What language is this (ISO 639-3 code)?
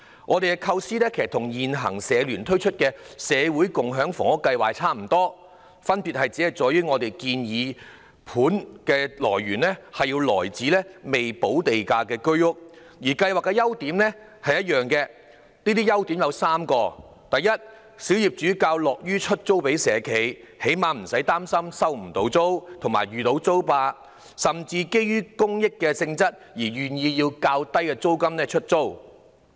yue